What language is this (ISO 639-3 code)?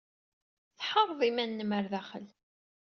kab